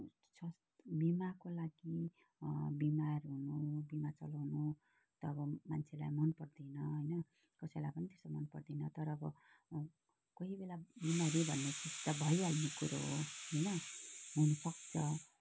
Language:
Nepali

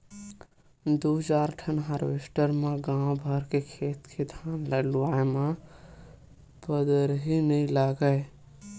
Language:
Chhattisgarhi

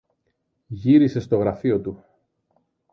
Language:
Greek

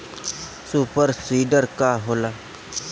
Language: Bhojpuri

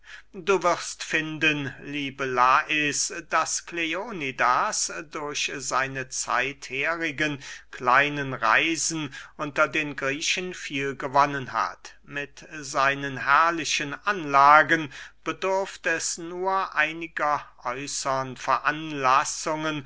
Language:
German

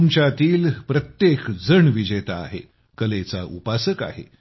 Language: Marathi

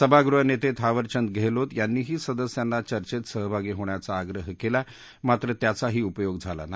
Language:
Marathi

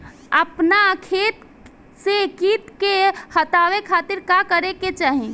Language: Bhojpuri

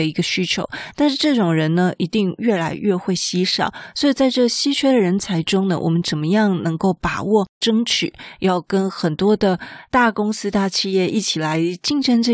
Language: Chinese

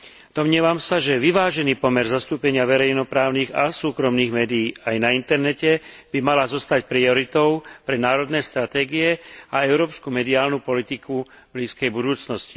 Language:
Slovak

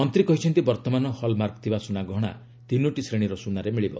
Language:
Odia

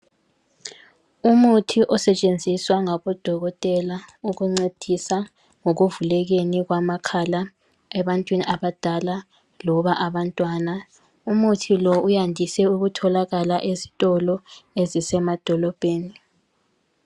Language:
North Ndebele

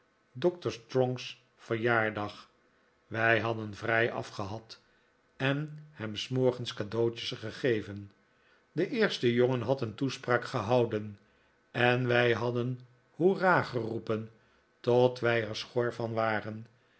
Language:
Dutch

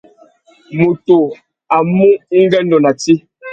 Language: Tuki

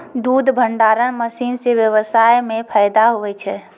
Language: Maithili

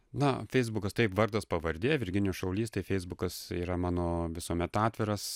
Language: Lithuanian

